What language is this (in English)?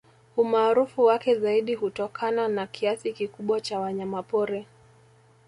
Swahili